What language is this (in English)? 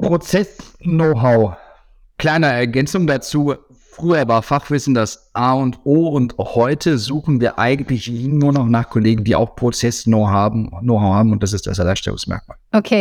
German